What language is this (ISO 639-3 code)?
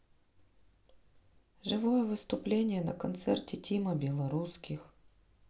rus